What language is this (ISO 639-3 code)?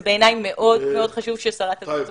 heb